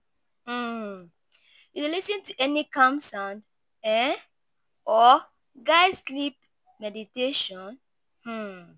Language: Nigerian Pidgin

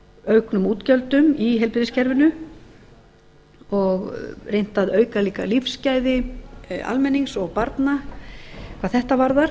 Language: Icelandic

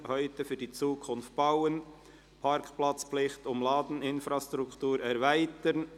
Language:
Swiss German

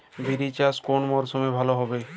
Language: Bangla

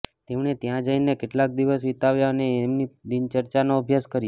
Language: Gujarati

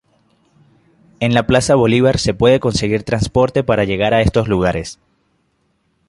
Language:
Spanish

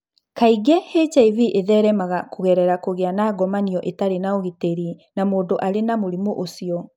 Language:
Kikuyu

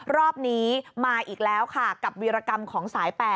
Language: Thai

